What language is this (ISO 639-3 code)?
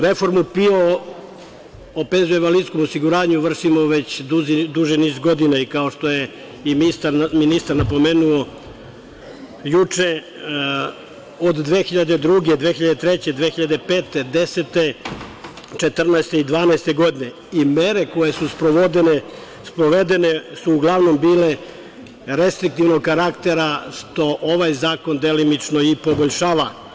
srp